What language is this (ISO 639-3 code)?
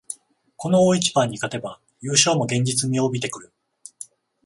jpn